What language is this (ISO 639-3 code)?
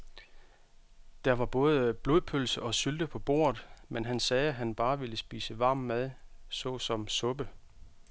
dan